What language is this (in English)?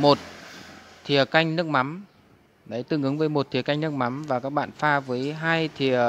Vietnamese